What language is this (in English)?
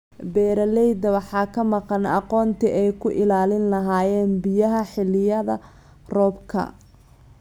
Somali